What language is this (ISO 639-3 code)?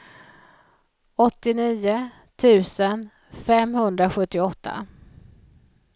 swe